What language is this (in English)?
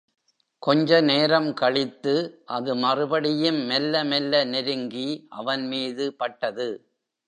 Tamil